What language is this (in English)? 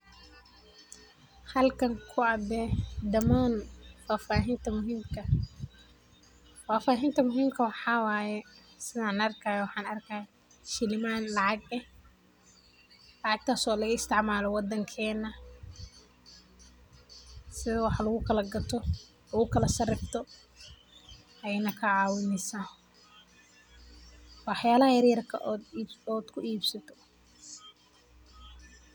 Somali